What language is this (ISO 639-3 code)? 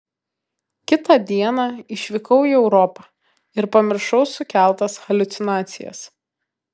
lit